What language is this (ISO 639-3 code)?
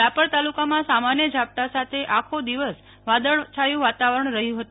guj